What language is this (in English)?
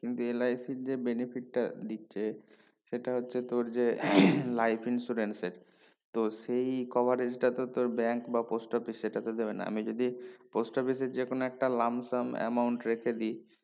Bangla